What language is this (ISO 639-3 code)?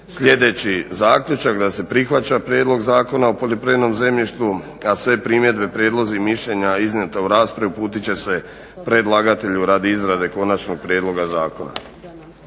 hrv